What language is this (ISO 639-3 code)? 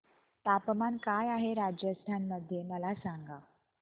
mar